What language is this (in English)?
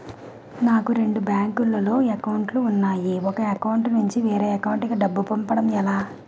Telugu